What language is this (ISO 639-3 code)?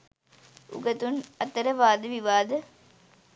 sin